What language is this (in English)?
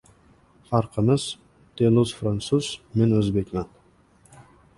Uzbek